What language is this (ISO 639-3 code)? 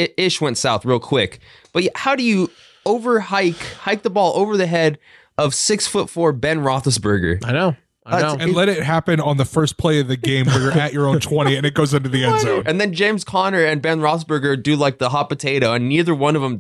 eng